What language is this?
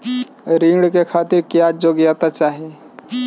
Bhojpuri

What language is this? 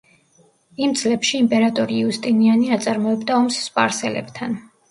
Georgian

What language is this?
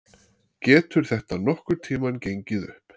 Icelandic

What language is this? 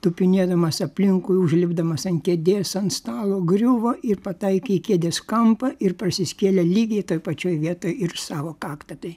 Lithuanian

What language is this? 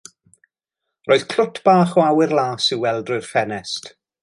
Welsh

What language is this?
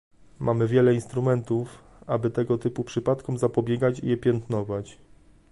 Polish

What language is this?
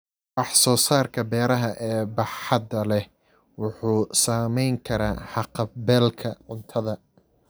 Somali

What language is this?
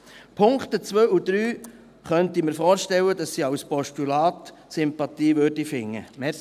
Swiss German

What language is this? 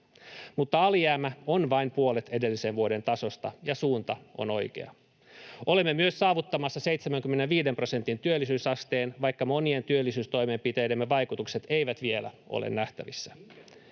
Finnish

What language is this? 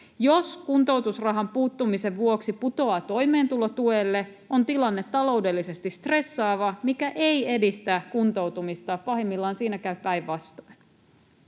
Finnish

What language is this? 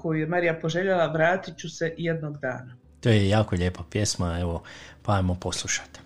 Croatian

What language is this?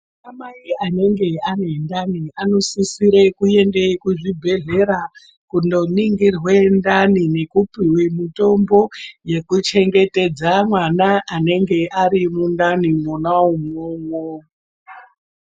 Ndau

